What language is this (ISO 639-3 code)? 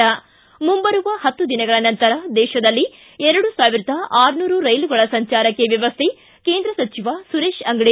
kan